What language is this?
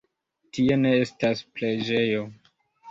Esperanto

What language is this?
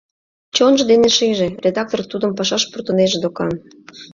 Mari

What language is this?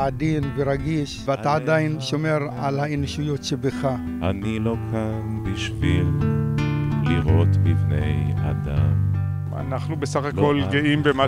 Hebrew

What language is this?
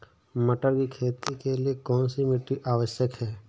Hindi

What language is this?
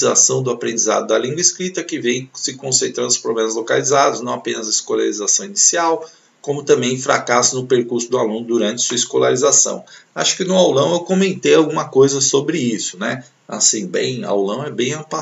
Portuguese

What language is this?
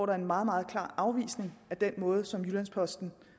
Danish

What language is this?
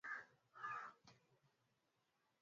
Swahili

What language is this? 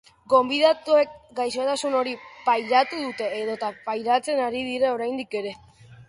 Basque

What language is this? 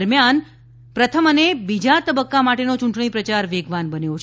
Gujarati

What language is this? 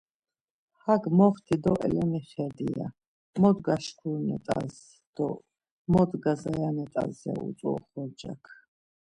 Laz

